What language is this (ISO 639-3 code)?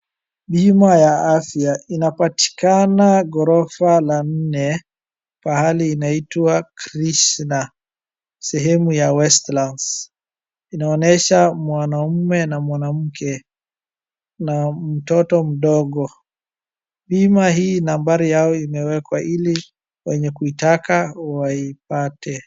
swa